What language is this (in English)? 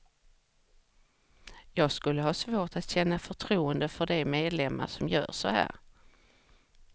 Swedish